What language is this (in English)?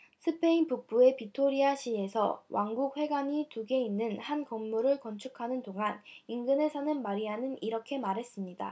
Korean